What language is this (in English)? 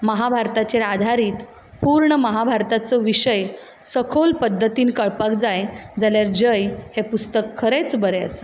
Konkani